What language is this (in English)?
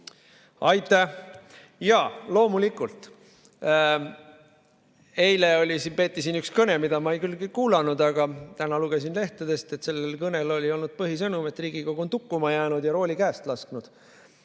Estonian